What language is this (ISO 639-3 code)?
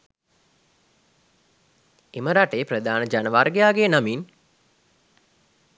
sin